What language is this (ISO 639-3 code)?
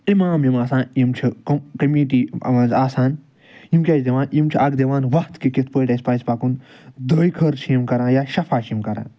kas